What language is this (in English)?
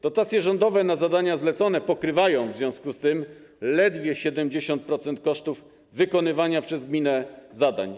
Polish